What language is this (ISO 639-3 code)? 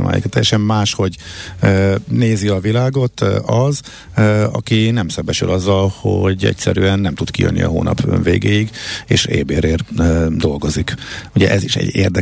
hun